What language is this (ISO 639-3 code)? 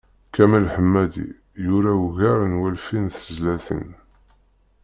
kab